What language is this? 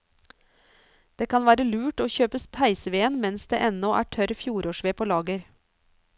Norwegian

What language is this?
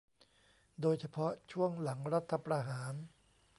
Thai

